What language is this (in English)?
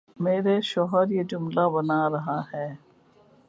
Urdu